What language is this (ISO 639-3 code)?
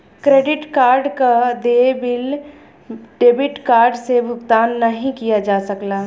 bho